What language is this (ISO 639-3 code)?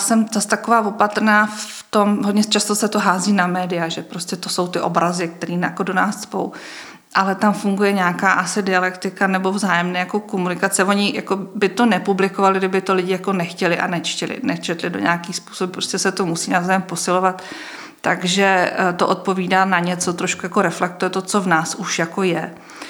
ces